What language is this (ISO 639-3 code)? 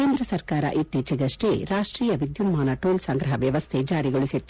kan